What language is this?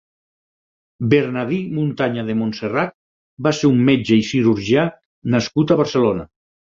Catalan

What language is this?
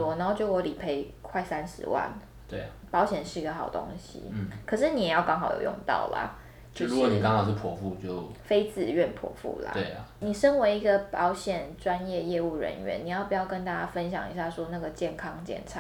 Chinese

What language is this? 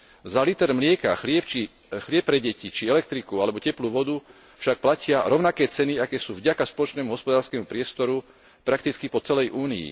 Slovak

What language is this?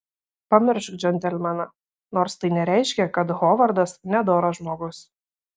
Lithuanian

